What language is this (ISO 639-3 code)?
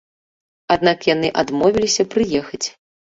bel